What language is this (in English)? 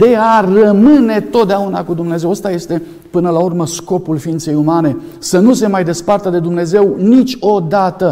Romanian